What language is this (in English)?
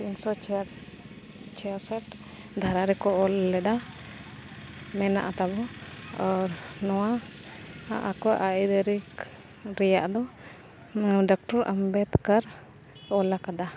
Santali